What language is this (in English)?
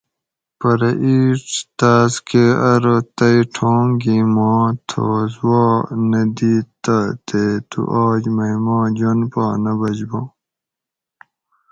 Gawri